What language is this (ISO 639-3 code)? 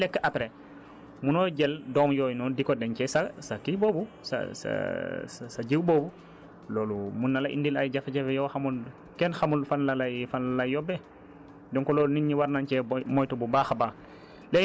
wol